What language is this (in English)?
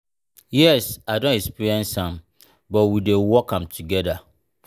Nigerian Pidgin